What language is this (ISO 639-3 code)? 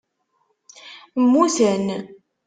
kab